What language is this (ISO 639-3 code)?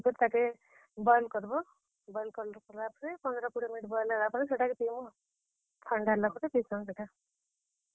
ori